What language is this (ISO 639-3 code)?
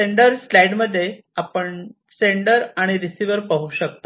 mar